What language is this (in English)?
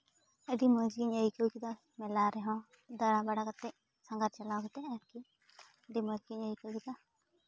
Santali